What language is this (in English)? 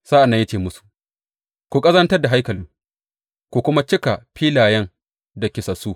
Hausa